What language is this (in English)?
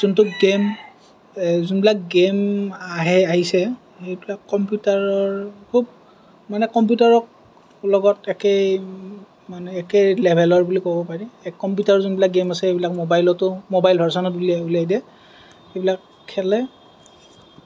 Assamese